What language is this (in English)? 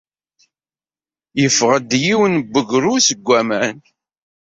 Kabyle